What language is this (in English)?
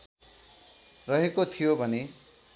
Nepali